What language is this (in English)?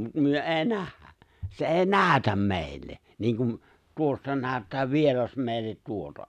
Finnish